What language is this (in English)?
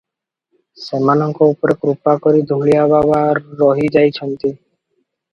Odia